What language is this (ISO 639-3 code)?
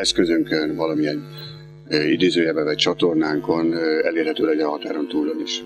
hun